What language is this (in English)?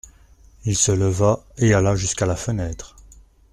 French